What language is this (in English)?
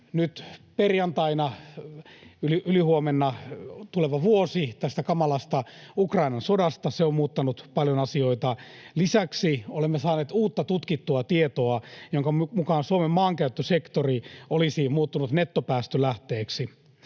Finnish